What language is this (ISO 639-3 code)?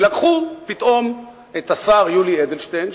heb